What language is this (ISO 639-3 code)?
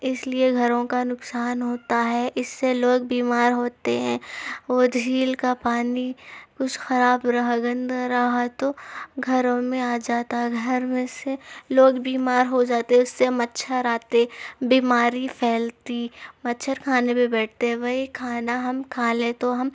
urd